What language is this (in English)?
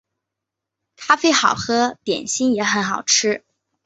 Chinese